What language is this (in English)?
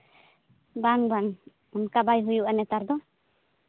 Santali